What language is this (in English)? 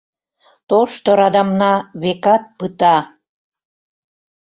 Mari